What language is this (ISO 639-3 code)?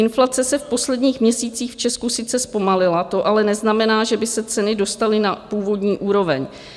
ces